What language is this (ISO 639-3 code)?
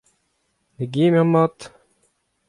bre